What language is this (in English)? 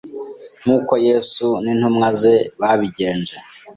Kinyarwanda